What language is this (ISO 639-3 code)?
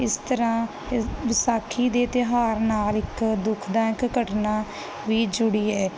pan